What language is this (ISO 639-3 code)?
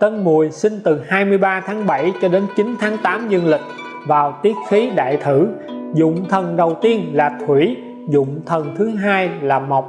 vie